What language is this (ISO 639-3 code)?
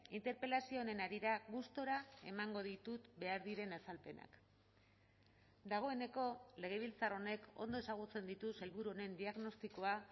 eus